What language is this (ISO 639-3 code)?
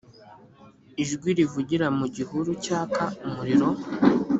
kin